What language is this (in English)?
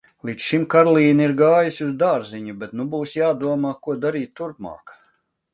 Latvian